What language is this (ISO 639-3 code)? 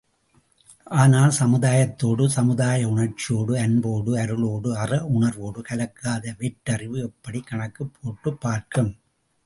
tam